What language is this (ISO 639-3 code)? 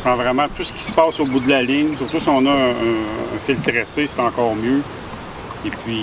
fra